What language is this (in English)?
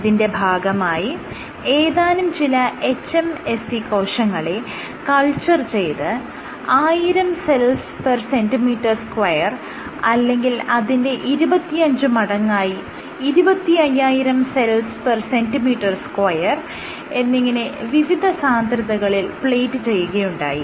Malayalam